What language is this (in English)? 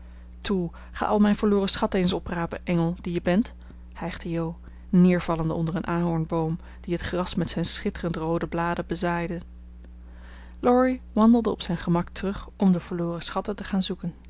Dutch